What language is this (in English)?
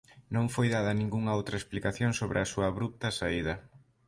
Galician